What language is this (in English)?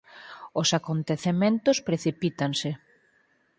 Galician